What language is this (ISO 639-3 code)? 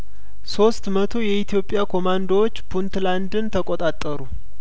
amh